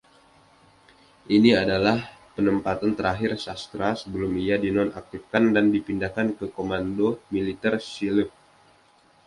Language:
Indonesian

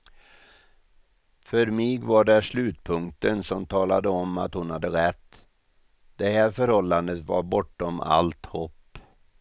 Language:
Swedish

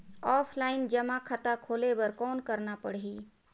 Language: Chhattisgarhi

